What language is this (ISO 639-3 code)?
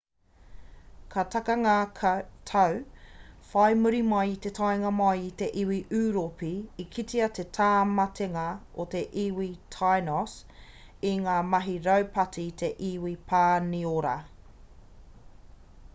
mri